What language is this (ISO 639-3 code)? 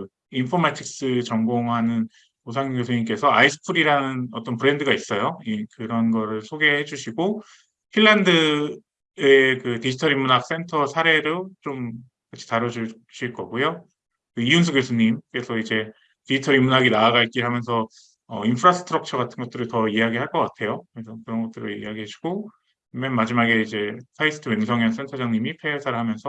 kor